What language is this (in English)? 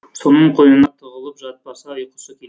Kazakh